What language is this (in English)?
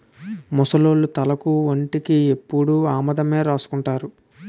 Telugu